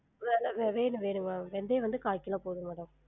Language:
Tamil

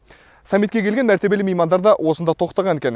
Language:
Kazakh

